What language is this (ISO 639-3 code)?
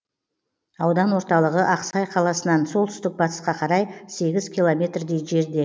kaz